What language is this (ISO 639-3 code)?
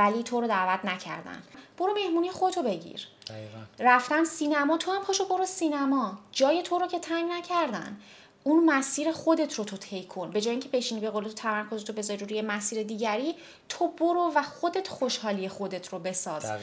fas